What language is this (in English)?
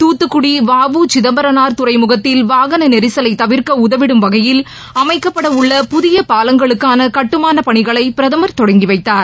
Tamil